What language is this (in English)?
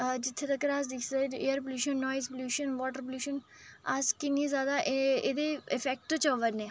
Dogri